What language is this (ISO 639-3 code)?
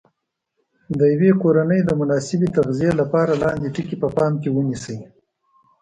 pus